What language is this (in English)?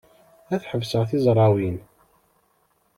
Kabyle